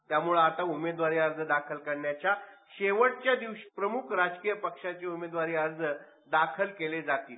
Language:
Marathi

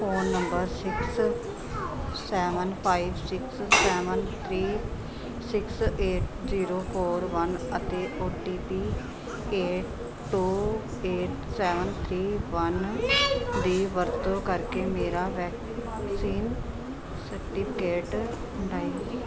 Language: Punjabi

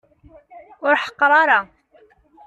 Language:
Kabyle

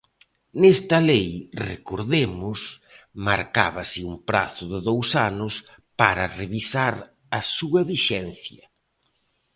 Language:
Galician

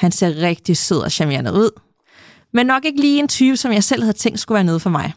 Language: Danish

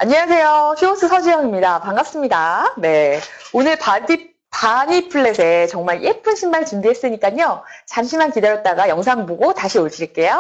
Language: Korean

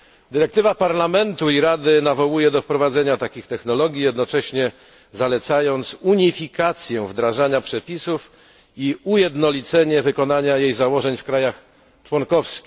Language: Polish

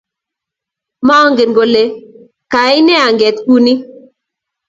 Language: Kalenjin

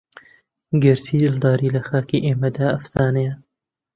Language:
Central Kurdish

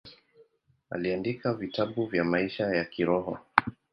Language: Swahili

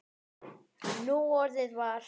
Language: Icelandic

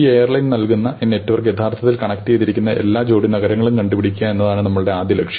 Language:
Malayalam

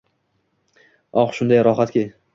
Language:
Uzbek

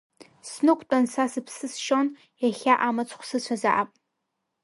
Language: Abkhazian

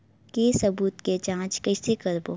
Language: Chhattisgarhi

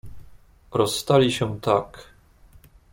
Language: Polish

